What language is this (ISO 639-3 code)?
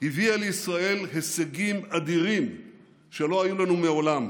heb